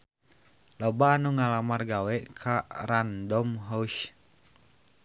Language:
Sundanese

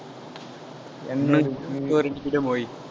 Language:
Tamil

